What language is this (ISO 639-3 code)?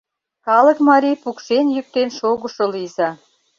chm